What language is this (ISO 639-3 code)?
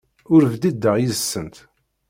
kab